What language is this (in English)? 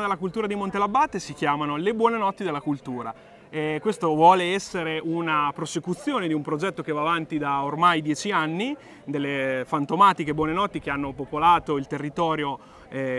Italian